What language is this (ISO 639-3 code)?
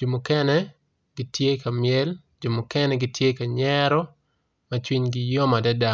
ach